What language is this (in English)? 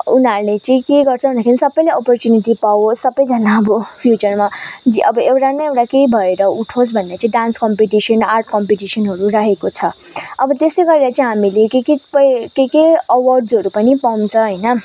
Nepali